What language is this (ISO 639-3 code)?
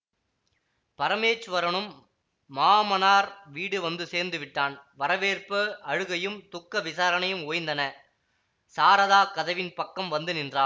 tam